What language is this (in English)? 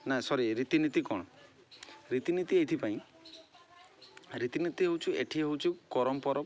Odia